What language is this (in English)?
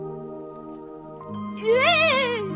Japanese